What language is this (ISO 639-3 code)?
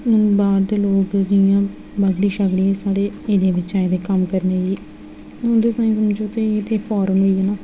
doi